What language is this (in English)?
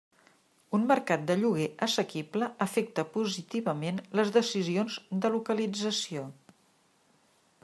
Catalan